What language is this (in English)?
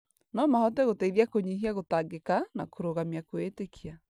Kikuyu